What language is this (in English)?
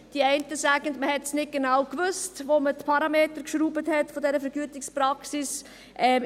Swiss German